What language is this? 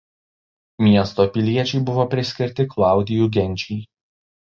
Lithuanian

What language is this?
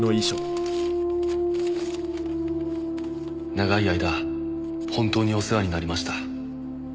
Japanese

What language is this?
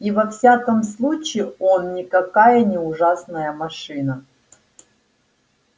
Russian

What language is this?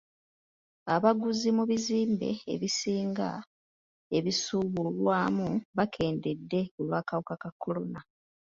Ganda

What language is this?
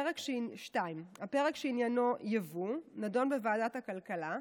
Hebrew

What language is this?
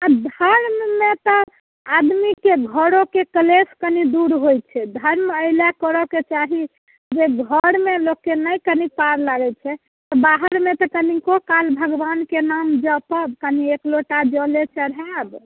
Maithili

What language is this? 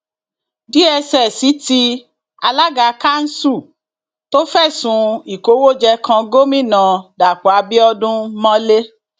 Yoruba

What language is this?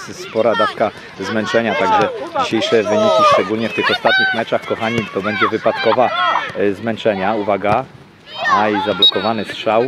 Polish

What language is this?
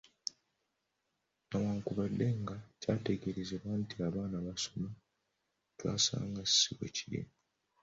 Ganda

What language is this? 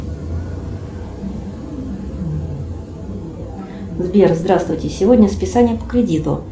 Russian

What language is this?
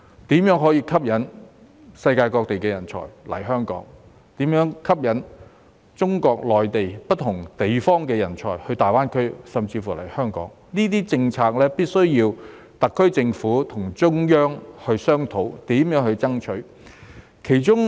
Cantonese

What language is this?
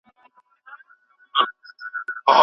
Pashto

